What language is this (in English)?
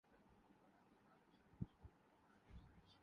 Urdu